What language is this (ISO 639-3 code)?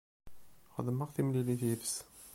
kab